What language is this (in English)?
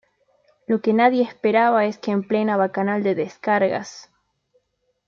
Spanish